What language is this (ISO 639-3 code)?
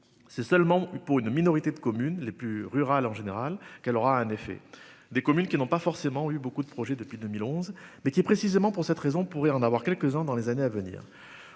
fra